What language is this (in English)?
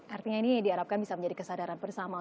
Indonesian